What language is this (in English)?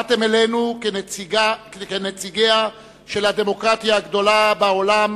Hebrew